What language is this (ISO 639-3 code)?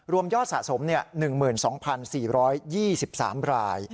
tha